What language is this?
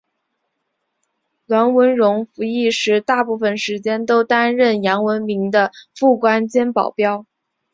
Chinese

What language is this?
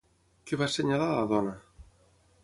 Catalan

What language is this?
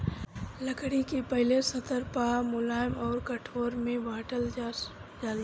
Bhojpuri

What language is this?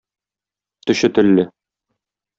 Tatar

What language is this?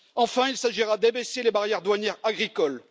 French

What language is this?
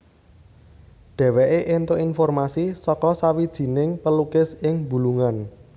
Javanese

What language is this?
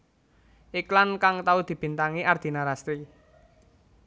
Javanese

